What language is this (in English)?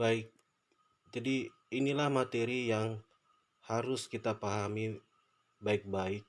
Indonesian